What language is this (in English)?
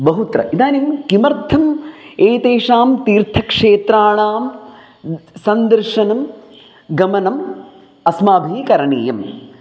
Sanskrit